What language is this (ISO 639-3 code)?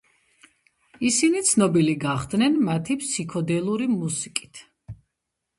kat